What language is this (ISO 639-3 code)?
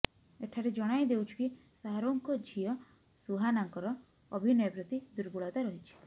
ori